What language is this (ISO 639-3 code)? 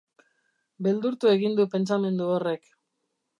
eus